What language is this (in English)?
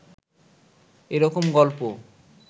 Bangla